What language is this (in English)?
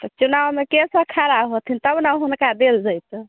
Maithili